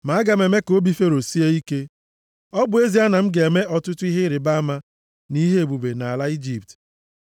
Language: Igbo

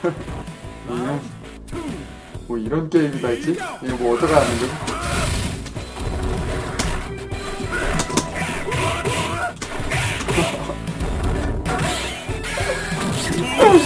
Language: Korean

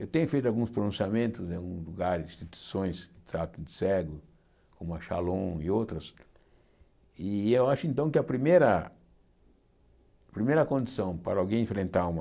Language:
Portuguese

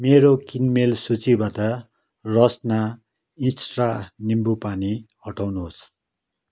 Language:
Nepali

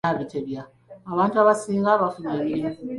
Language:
Ganda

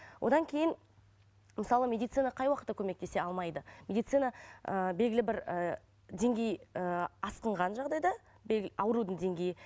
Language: Kazakh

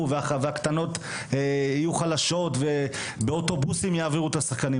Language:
Hebrew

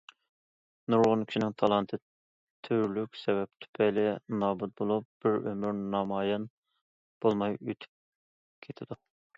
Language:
Uyghur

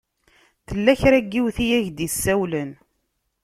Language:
Kabyle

